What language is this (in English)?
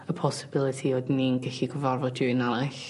Welsh